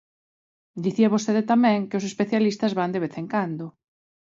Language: Galician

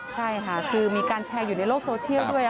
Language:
Thai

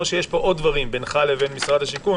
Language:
Hebrew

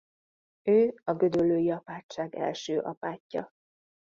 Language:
Hungarian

